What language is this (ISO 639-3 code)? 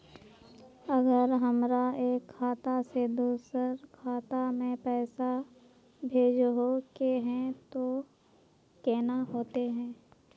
mag